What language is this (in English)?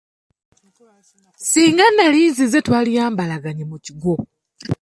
Ganda